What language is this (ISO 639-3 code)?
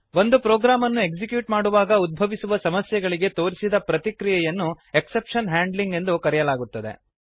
kan